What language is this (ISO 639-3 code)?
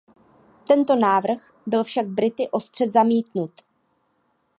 ces